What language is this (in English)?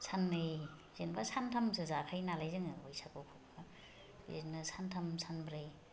Bodo